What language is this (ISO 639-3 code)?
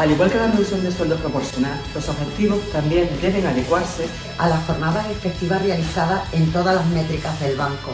spa